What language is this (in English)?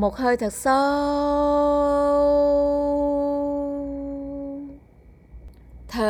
Vietnamese